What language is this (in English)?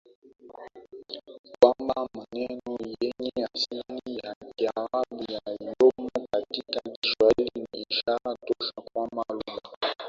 Swahili